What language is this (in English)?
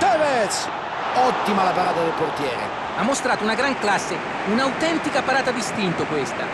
Italian